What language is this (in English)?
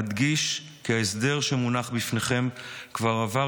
Hebrew